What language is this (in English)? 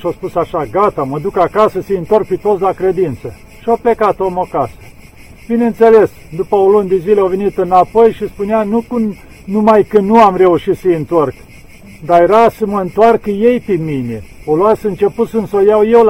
Romanian